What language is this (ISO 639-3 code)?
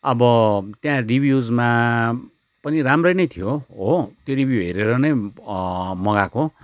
nep